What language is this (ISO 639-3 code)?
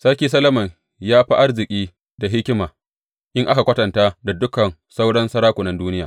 hau